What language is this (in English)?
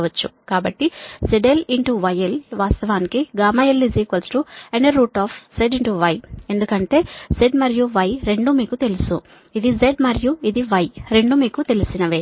Telugu